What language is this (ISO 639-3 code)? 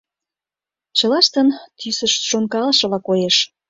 chm